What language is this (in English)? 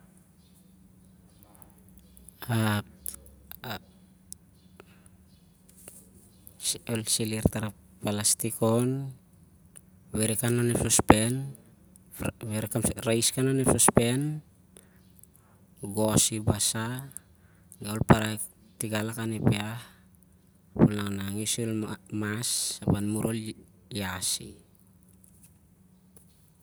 Siar-Lak